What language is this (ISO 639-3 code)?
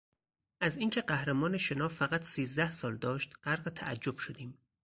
fas